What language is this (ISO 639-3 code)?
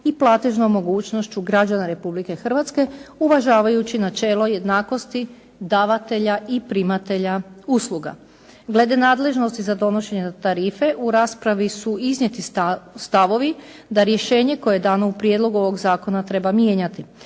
hrv